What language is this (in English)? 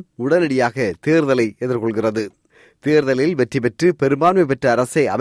Tamil